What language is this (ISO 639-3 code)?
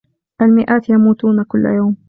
ara